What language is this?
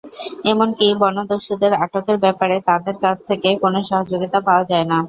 Bangla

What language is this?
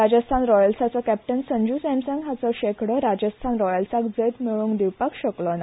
Konkani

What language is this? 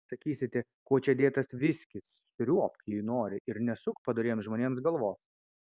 Lithuanian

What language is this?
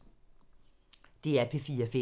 Danish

